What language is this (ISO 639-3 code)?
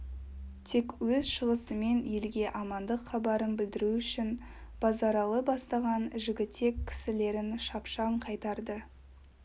kaz